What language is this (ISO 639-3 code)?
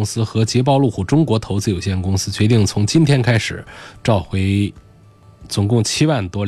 zho